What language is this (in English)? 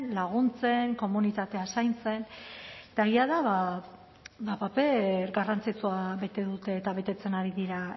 Basque